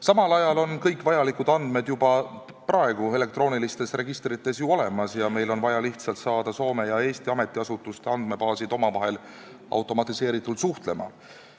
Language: Estonian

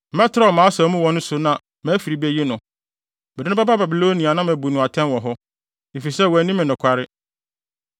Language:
Akan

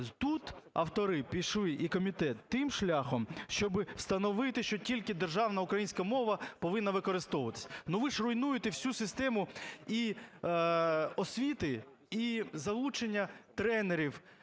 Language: Ukrainian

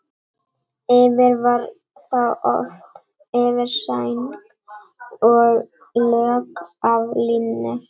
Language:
Icelandic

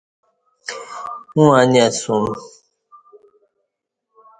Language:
Kati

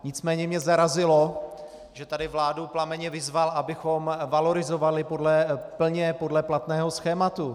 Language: Czech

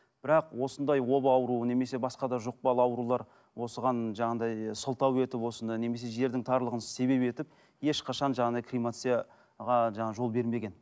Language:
Kazakh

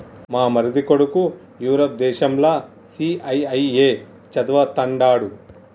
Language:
Telugu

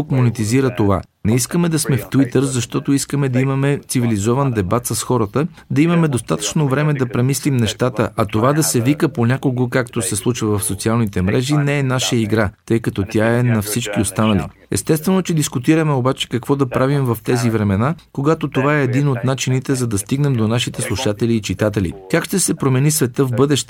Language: Bulgarian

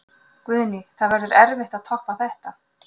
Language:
Icelandic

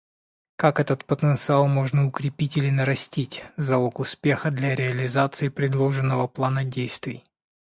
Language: Russian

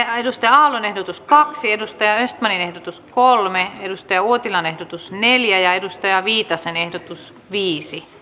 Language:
Finnish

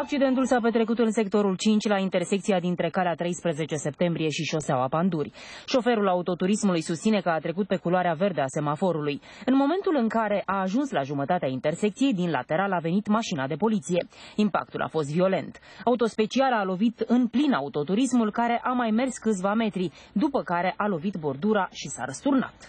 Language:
Romanian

